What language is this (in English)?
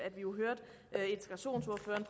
Danish